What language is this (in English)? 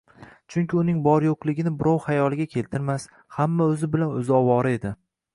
Uzbek